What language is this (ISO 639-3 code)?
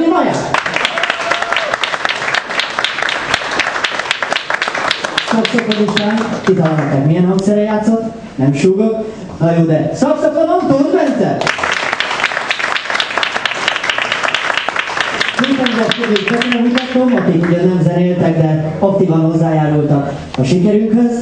hun